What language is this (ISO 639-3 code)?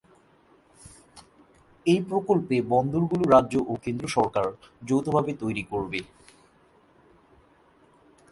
ben